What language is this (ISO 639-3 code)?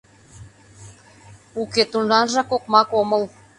chm